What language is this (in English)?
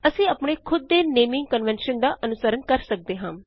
Punjabi